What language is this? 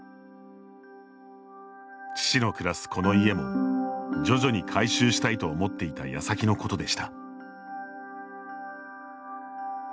Japanese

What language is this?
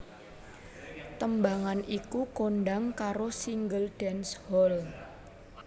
Javanese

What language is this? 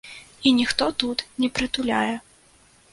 Belarusian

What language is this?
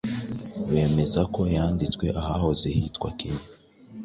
Kinyarwanda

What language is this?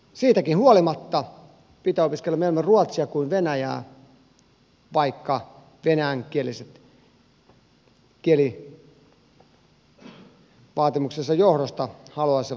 Finnish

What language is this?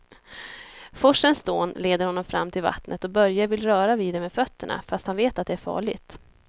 Swedish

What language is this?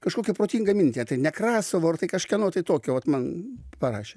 Lithuanian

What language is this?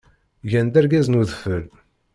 Kabyle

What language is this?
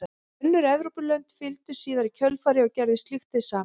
Icelandic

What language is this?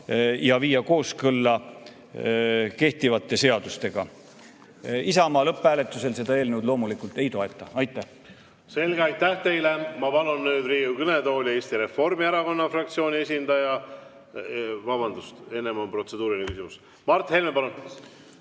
Estonian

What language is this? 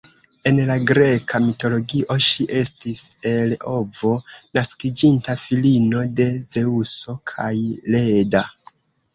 Esperanto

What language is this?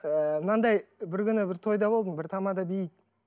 Kazakh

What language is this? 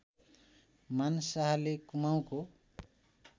Nepali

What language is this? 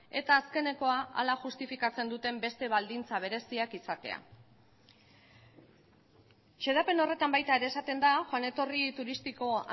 Basque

